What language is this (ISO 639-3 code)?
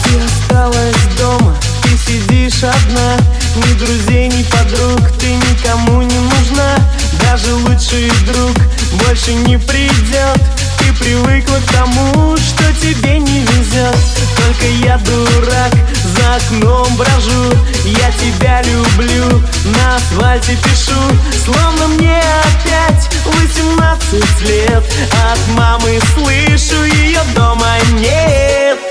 rus